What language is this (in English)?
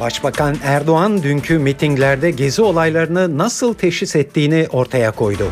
Turkish